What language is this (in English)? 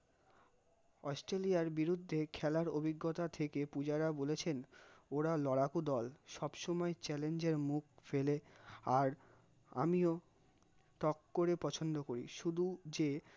Bangla